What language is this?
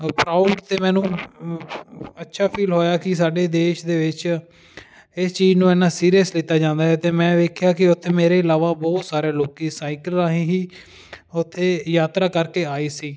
Punjabi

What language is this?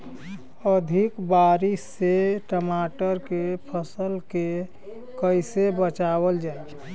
Bhojpuri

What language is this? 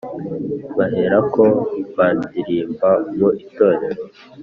Kinyarwanda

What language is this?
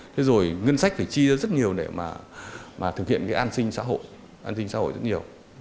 Vietnamese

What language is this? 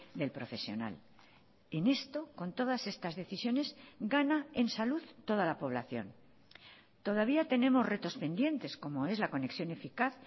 Spanish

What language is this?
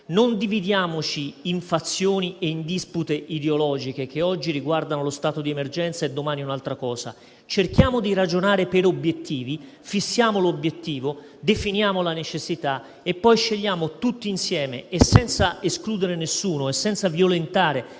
Italian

